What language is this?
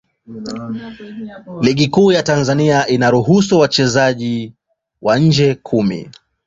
Swahili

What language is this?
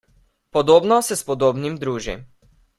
Slovenian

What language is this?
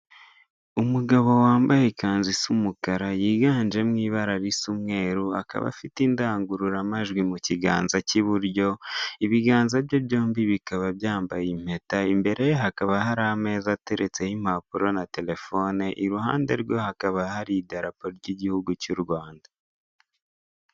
Kinyarwanda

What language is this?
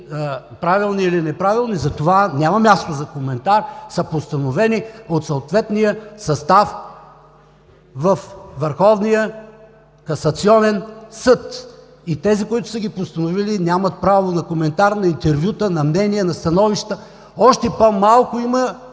Bulgarian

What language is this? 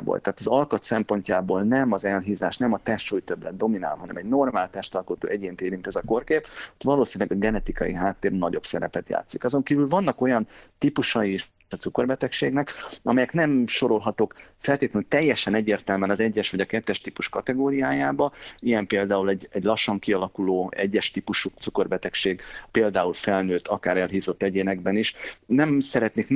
Hungarian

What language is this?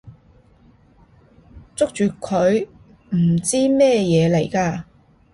Cantonese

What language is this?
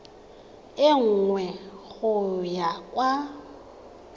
Tswana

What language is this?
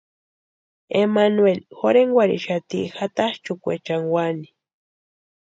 Western Highland Purepecha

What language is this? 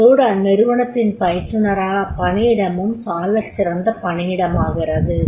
Tamil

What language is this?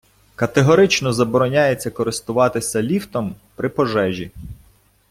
Ukrainian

